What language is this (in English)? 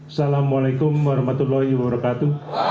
Indonesian